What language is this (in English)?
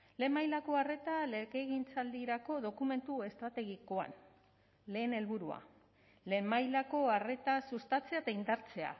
Basque